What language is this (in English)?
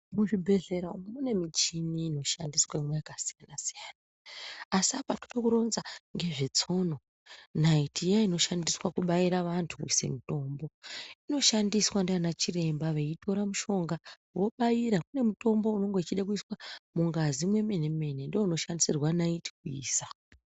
Ndau